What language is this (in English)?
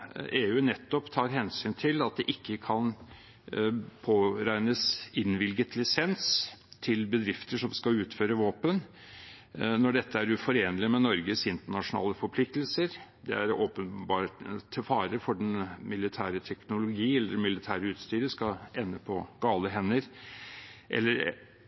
Norwegian Bokmål